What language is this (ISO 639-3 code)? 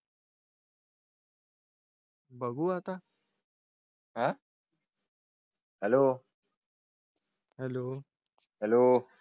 mar